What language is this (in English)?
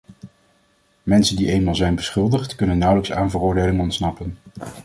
Dutch